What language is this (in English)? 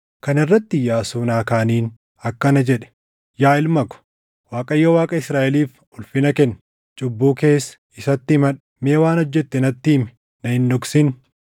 Oromo